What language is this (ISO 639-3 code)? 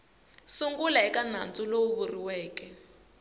tso